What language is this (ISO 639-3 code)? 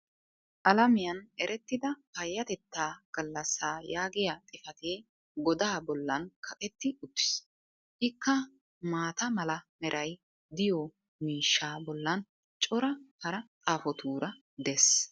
wal